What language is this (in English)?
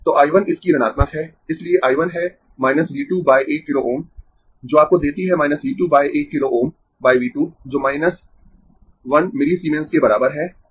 Hindi